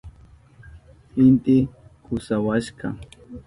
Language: Southern Pastaza Quechua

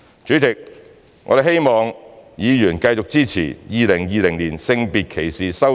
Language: Cantonese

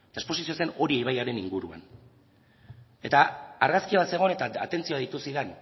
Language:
Basque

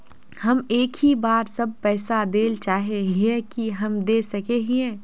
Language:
Magahi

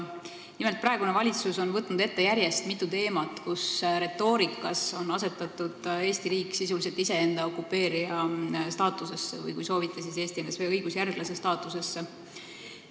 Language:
Estonian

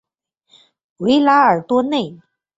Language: Chinese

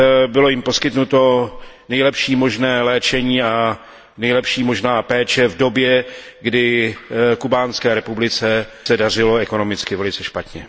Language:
Czech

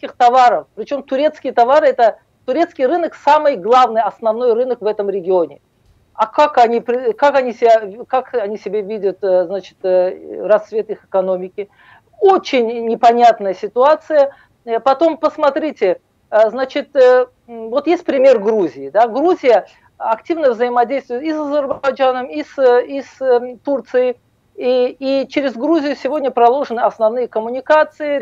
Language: Russian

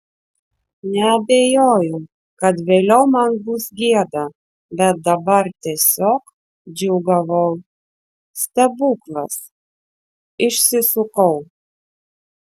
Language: Lithuanian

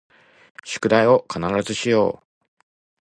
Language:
Japanese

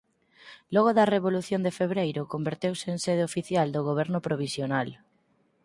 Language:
Galician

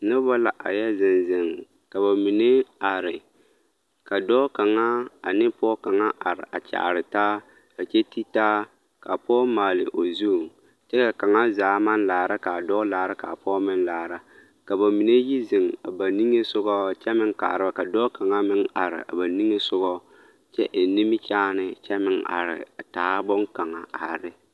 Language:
Southern Dagaare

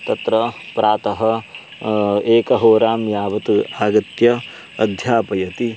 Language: Sanskrit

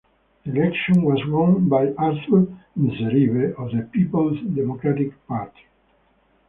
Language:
English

